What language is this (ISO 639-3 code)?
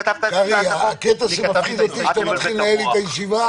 heb